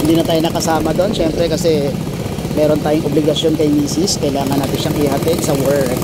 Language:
Filipino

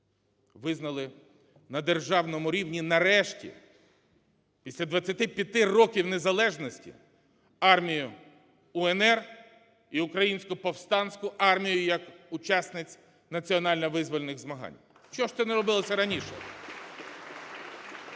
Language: Ukrainian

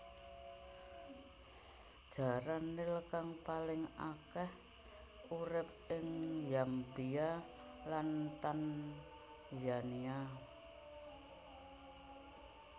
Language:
Javanese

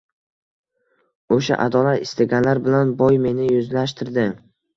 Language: Uzbek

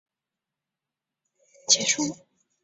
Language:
Chinese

